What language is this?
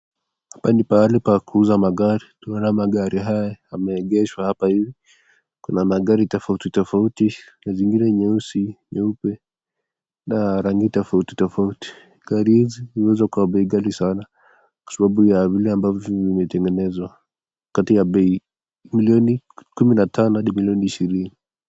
Swahili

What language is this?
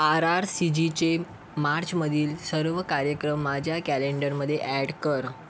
Marathi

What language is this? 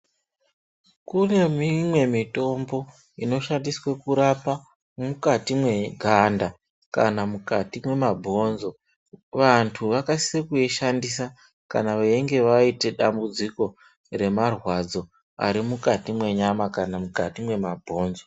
Ndau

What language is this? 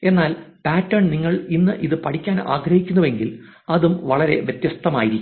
Malayalam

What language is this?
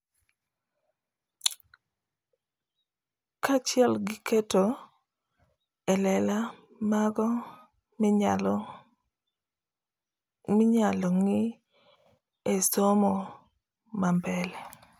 Luo (Kenya and Tanzania)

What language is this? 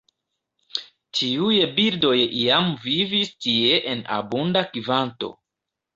Esperanto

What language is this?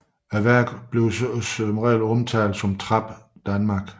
Danish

